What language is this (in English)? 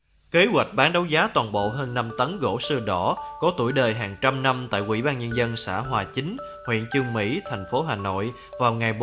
Vietnamese